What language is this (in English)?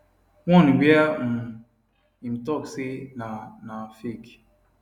Nigerian Pidgin